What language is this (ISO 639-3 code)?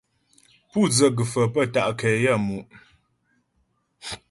bbj